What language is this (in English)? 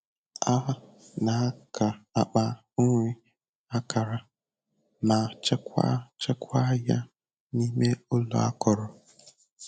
Igbo